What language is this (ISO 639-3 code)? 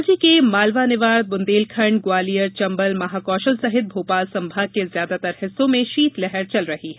hin